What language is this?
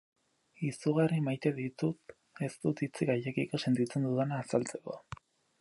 Basque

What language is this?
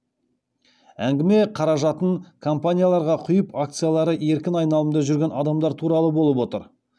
Kazakh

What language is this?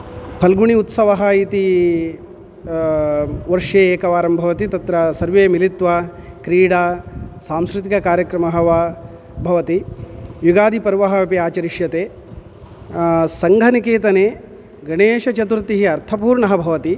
Sanskrit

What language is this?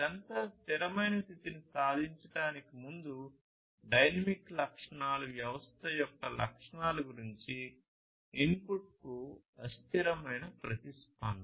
Telugu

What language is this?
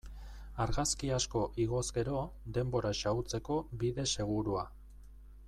Basque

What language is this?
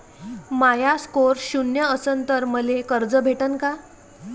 Marathi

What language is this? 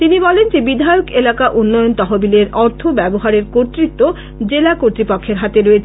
Bangla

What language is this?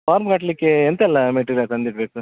Kannada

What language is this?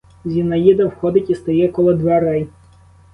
Ukrainian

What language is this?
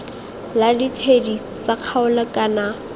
Tswana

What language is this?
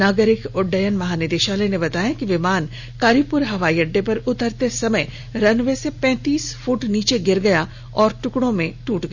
Hindi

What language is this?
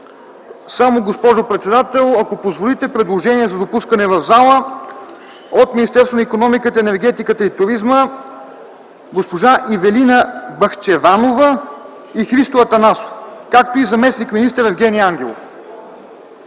Bulgarian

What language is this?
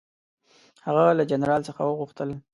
Pashto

